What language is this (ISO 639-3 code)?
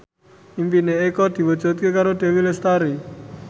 jav